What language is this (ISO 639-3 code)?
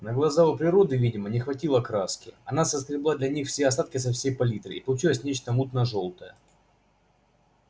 rus